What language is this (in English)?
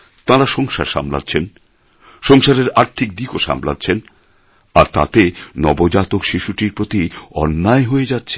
Bangla